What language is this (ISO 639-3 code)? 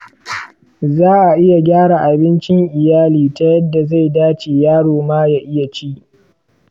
hau